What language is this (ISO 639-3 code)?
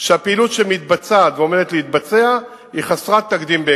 heb